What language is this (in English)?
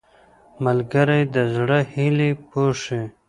Pashto